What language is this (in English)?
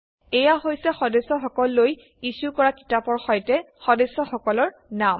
Assamese